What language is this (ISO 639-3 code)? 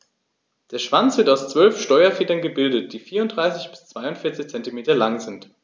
deu